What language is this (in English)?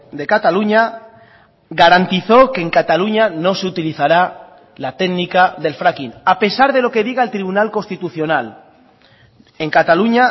Spanish